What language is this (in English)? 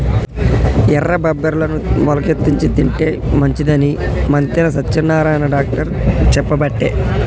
Telugu